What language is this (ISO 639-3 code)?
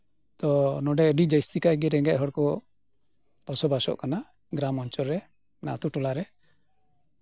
sat